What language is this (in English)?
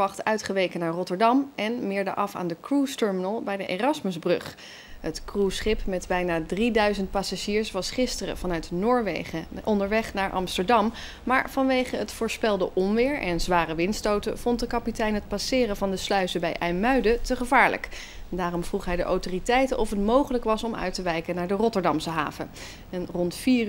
Dutch